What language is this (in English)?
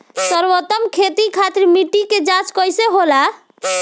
Bhojpuri